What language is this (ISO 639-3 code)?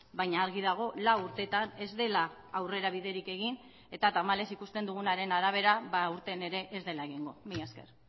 eus